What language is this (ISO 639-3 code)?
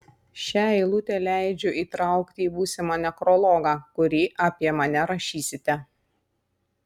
lit